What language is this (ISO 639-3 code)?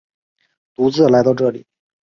zho